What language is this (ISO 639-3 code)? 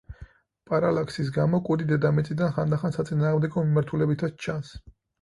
kat